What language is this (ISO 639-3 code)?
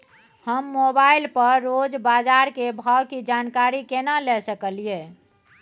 mai